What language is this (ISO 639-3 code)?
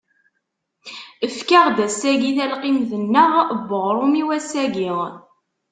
kab